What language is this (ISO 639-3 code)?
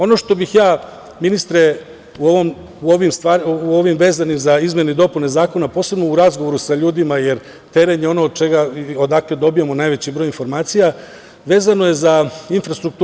srp